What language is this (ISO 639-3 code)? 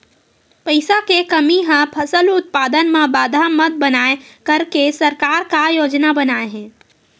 hne